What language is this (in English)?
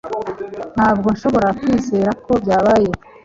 Kinyarwanda